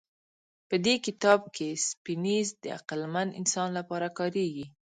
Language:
Pashto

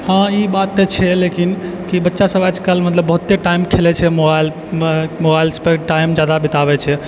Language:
Maithili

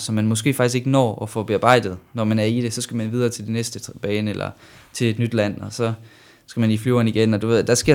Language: Danish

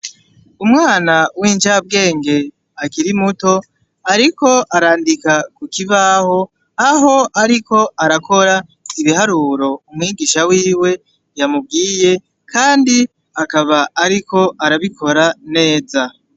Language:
Rundi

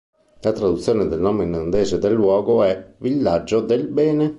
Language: Italian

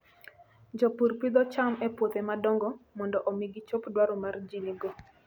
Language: Luo (Kenya and Tanzania)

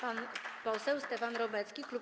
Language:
Polish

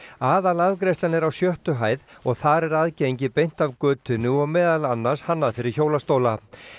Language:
Icelandic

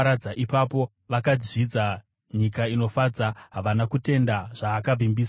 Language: Shona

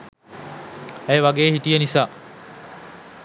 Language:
Sinhala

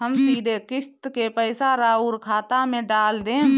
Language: Bhojpuri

